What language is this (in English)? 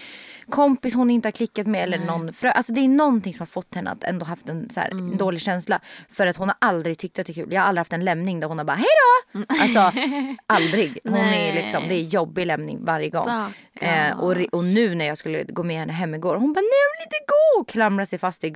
Swedish